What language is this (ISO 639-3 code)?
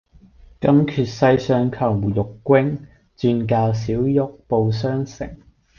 yue